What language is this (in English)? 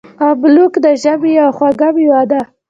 Pashto